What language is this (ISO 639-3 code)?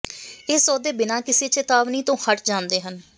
pan